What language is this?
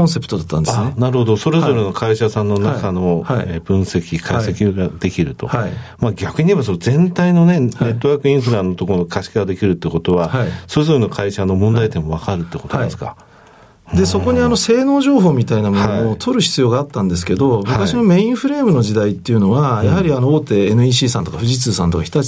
Japanese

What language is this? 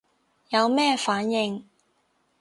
Cantonese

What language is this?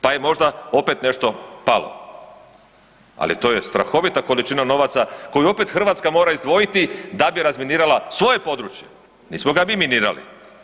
Croatian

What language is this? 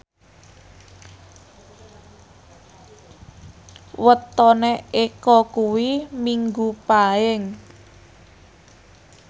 Javanese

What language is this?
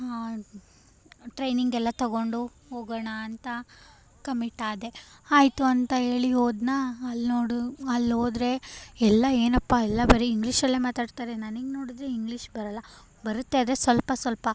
Kannada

